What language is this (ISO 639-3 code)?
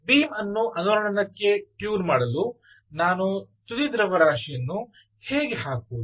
kan